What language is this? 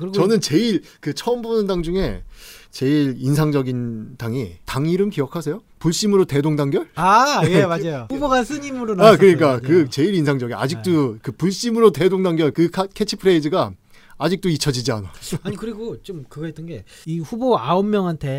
Korean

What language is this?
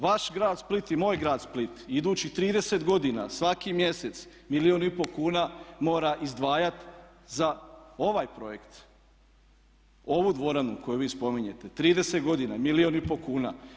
Croatian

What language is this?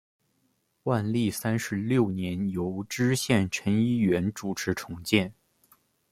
Chinese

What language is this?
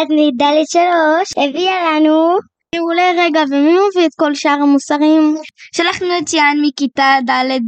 Hebrew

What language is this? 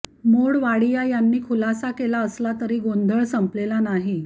Marathi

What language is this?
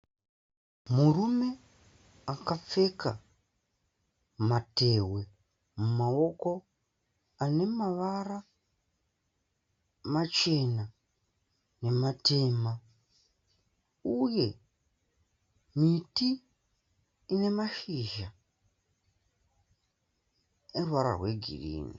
Shona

